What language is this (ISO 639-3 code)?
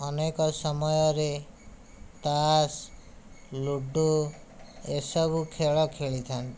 ori